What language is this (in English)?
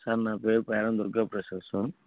Telugu